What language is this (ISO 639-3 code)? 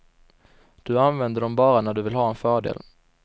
swe